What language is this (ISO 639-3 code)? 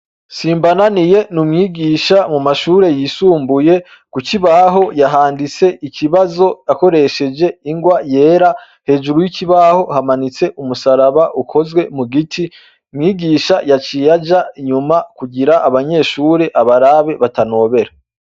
run